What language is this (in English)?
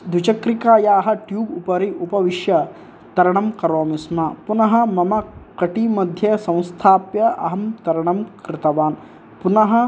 Sanskrit